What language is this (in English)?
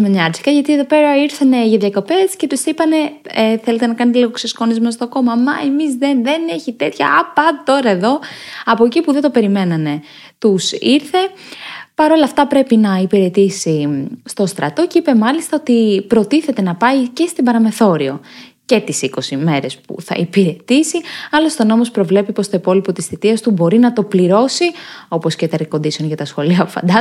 Greek